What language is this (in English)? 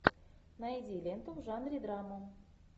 Russian